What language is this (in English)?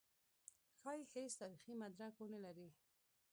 Pashto